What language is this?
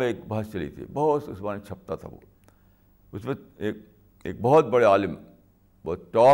Urdu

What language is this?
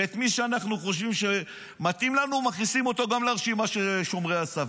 Hebrew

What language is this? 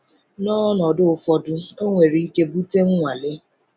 Igbo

